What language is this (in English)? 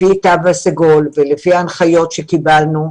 Hebrew